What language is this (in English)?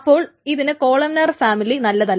Malayalam